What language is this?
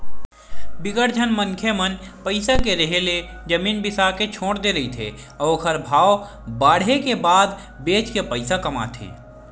Chhattisgarhi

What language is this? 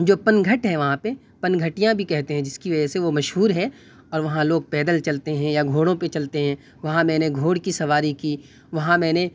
Urdu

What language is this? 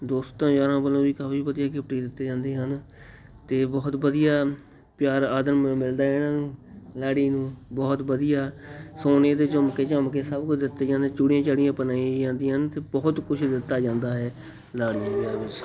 Punjabi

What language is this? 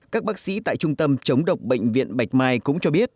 Vietnamese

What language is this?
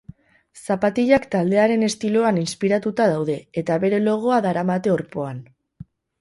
Basque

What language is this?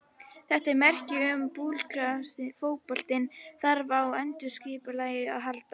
Icelandic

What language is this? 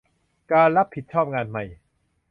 Thai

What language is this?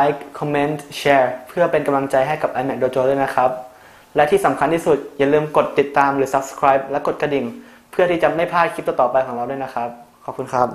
Thai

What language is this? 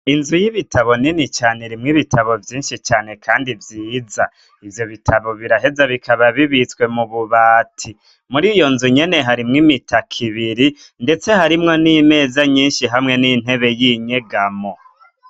Rundi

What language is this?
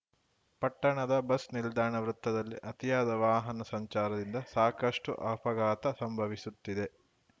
Kannada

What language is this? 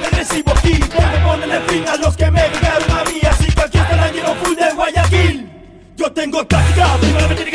Spanish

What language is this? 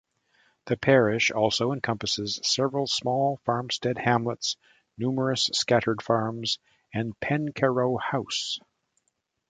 English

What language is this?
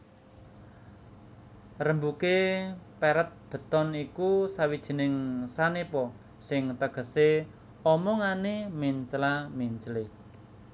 Javanese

